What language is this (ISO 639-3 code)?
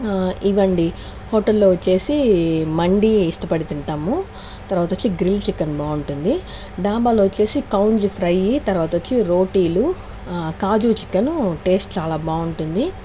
tel